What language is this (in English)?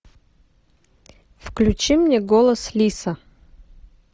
Russian